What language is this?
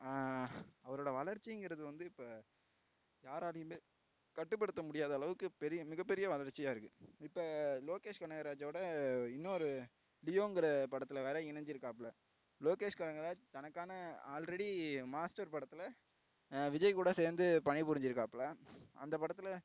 Tamil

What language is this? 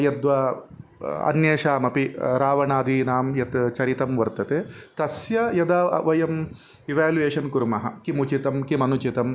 Sanskrit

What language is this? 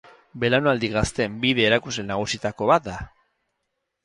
Basque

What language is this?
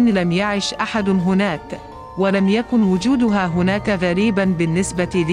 Arabic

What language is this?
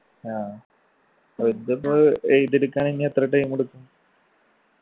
Malayalam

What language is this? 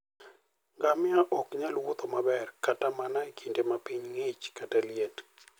Luo (Kenya and Tanzania)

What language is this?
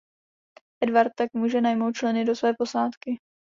Czech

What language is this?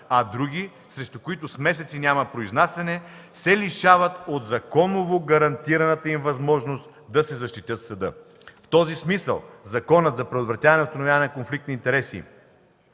Bulgarian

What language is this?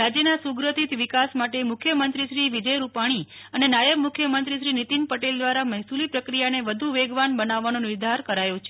Gujarati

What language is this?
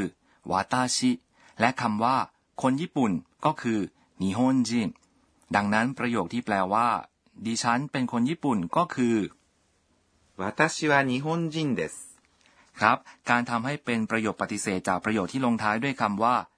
Thai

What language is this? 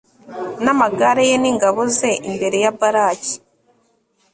Kinyarwanda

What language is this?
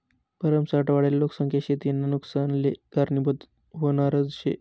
Marathi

